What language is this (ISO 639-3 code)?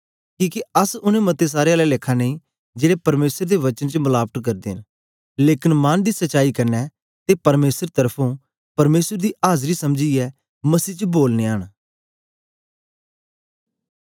doi